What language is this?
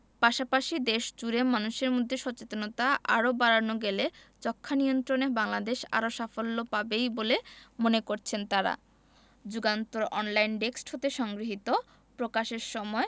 Bangla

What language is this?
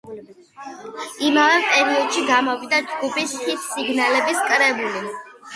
Georgian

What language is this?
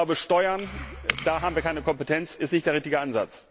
German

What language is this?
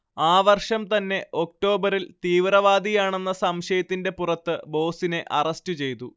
Malayalam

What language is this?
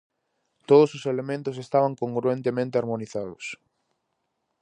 Galician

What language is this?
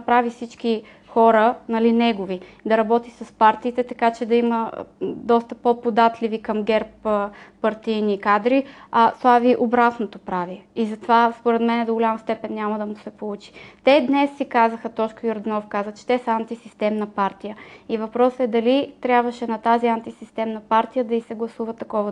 Bulgarian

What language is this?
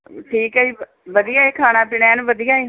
Punjabi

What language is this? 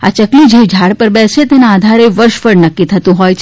Gujarati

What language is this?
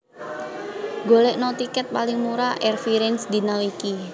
Javanese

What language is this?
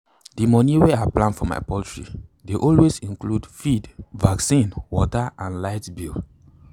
Nigerian Pidgin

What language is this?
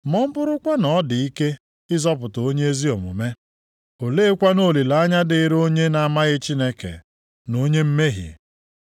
Igbo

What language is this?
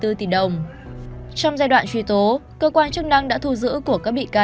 Vietnamese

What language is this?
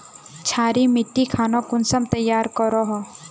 Magahi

